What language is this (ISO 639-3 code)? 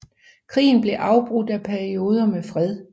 dan